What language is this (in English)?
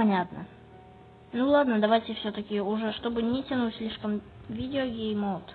Russian